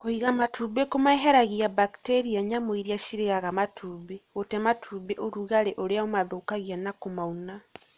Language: Kikuyu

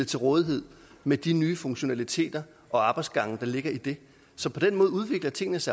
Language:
Danish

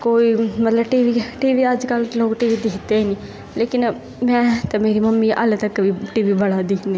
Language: Dogri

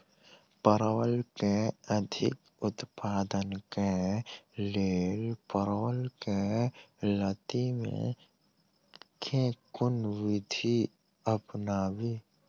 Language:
Maithili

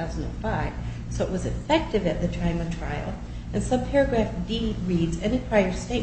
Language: English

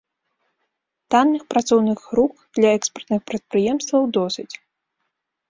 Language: Belarusian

